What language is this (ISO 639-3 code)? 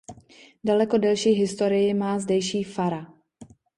ces